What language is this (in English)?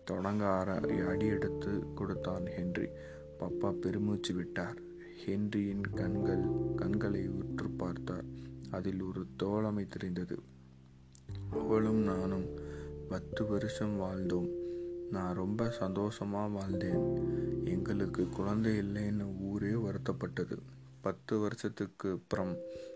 Tamil